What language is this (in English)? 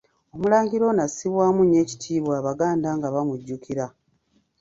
Ganda